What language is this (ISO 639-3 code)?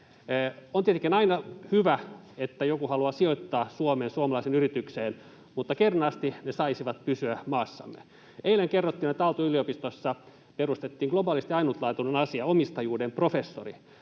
fin